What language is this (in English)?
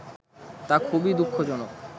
Bangla